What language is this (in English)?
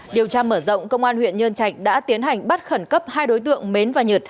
Vietnamese